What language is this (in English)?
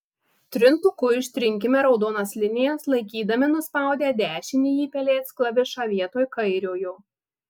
Lithuanian